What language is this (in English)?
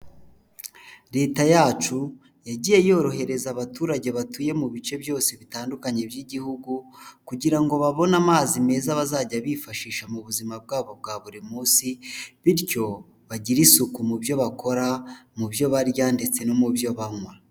Kinyarwanda